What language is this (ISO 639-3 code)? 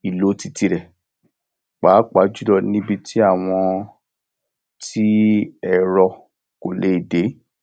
yor